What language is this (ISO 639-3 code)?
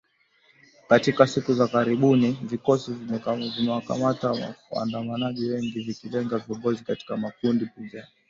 swa